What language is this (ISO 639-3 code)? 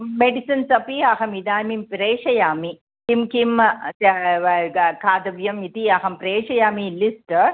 san